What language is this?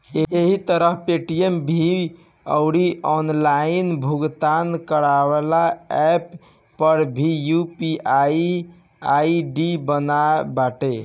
Bhojpuri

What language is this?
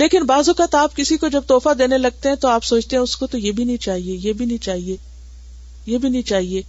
Urdu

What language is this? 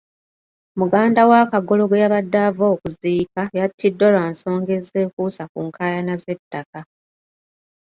Ganda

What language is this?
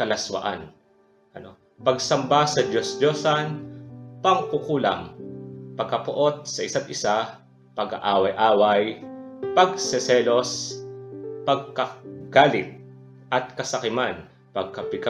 Filipino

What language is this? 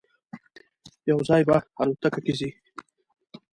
Pashto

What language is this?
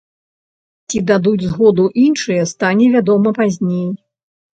Belarusian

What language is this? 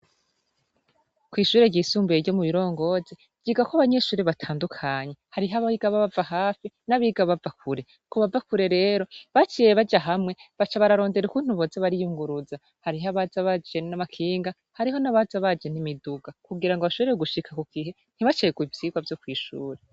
Rundi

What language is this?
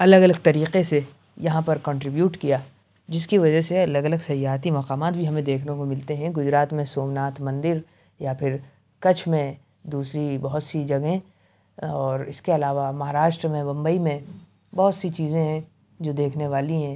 Urdu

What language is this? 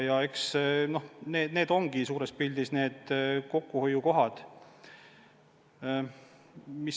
Estonian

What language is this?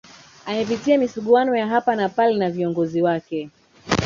Swahili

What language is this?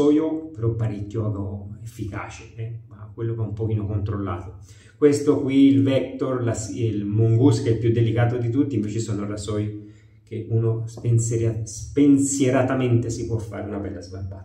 Italian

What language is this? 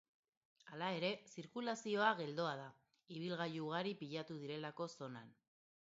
Basque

